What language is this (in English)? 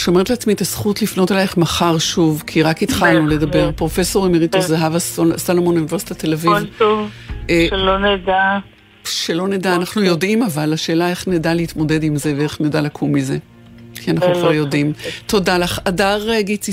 Hebrew